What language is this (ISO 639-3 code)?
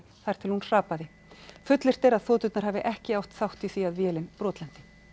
isl